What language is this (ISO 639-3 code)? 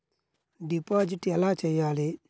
tel